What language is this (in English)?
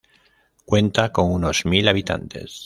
Spanish